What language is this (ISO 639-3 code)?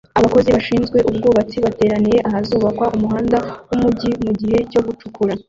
kin